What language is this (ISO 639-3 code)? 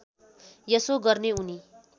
nep